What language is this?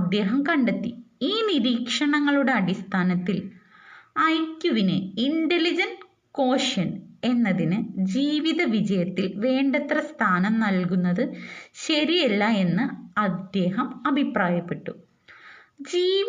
Malayalam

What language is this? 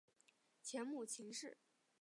Chinese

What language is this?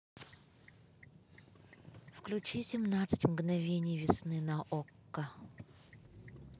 Russian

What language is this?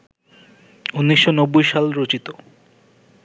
Bangla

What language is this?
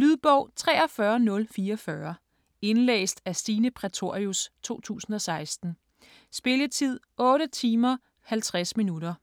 Danish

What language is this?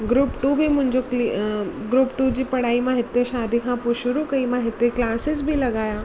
Sindhi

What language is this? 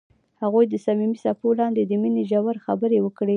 Pashto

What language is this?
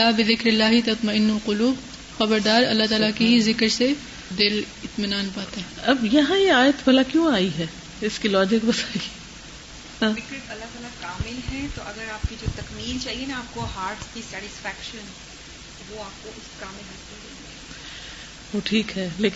Urdu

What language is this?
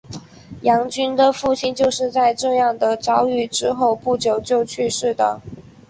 Chinese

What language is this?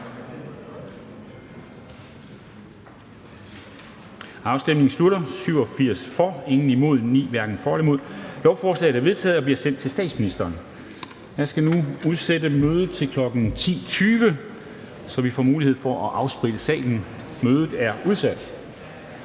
Danish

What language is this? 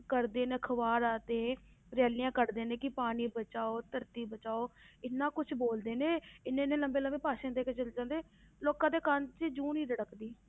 Punjabi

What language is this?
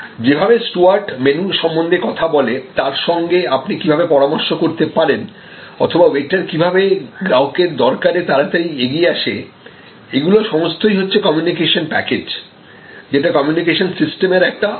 Bangla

